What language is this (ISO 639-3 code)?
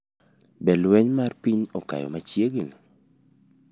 luo